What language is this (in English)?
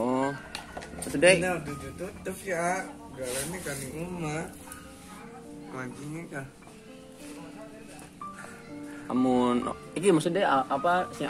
Indonesian